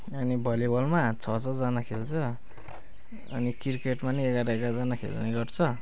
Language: Nepali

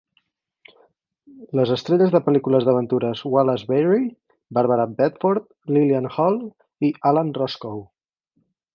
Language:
Catalan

